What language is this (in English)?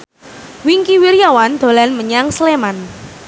Javanese